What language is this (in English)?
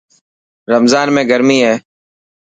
Dhatki